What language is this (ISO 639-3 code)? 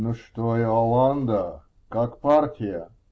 rus